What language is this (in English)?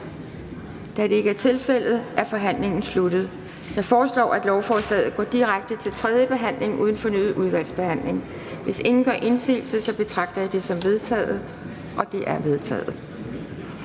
Danish